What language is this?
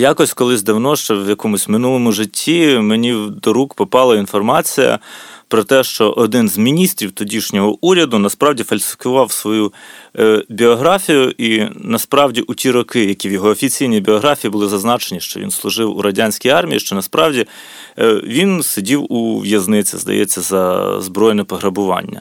Ukrainian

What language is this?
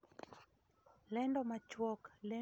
Luo (Kenya and Tanzania)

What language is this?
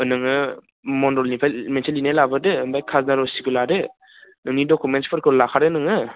Bodo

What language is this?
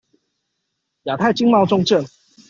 Chinese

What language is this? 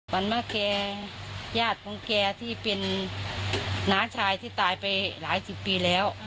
Thai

